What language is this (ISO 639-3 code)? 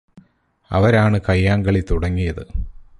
mal